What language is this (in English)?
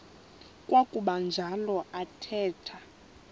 Xhosa